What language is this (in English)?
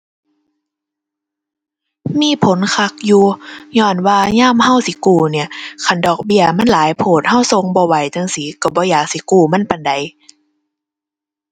Thai